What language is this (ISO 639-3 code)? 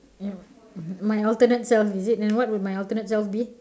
eng